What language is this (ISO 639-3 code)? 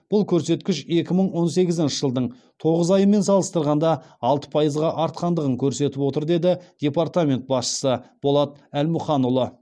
kaz